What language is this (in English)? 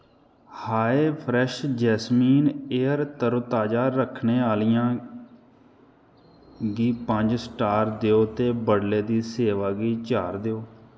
Dogri